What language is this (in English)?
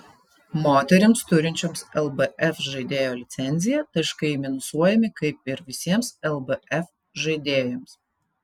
Lithuanian